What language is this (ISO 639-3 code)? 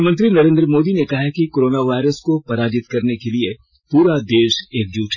hin